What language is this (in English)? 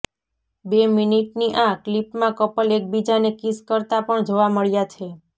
Gujarati